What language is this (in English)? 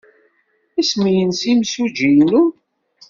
Kabyle